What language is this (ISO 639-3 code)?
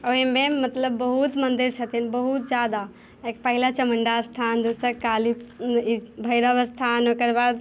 mai